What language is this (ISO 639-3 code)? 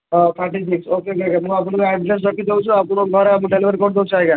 ori